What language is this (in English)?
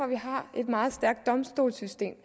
Danish